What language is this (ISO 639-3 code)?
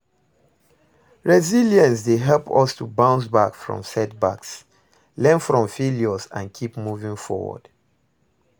pcm